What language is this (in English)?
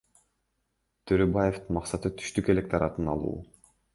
Kyrgyz